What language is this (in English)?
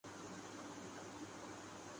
Urdu